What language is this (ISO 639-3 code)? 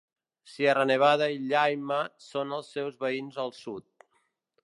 cat